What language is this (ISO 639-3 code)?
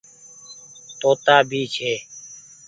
gig